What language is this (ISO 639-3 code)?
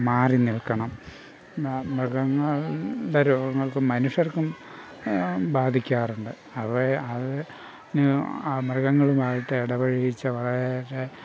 mal